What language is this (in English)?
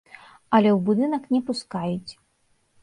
Belarusian